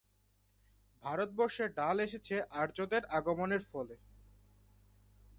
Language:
Bangla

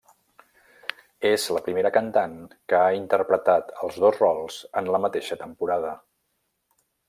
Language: Catalan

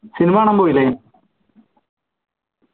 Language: Malayalam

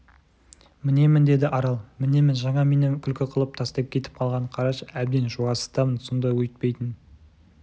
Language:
Kazakh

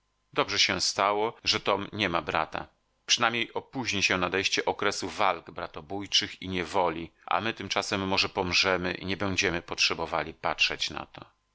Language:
Polish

